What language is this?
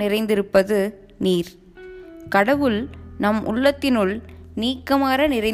Tamil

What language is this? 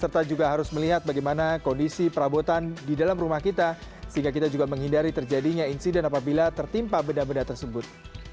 Indonesian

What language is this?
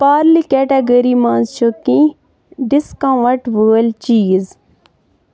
Kashmiri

